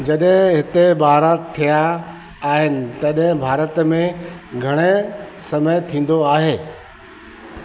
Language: Sindhi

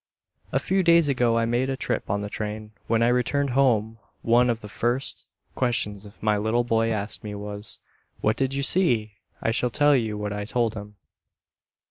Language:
English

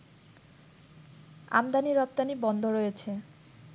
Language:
Bangla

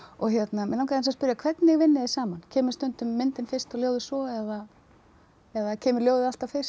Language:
Icelandic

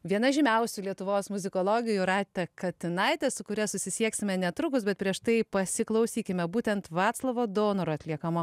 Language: Lithuanian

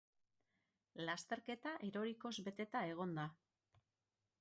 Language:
Basque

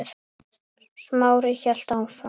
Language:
Icelandic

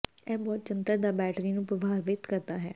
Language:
Punjabi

